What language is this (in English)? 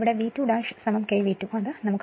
Malayalam